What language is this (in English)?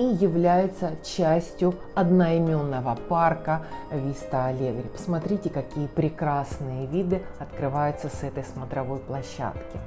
Russian